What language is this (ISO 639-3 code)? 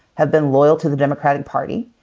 eng